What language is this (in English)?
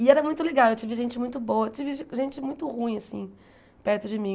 Portuguese